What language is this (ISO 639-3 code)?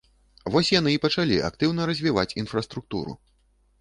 bel